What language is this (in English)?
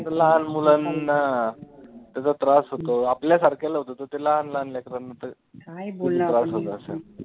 Marathi